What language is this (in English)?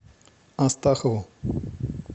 Russian